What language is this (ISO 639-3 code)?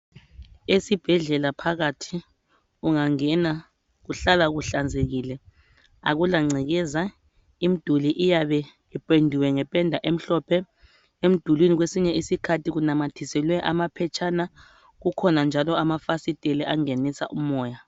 nde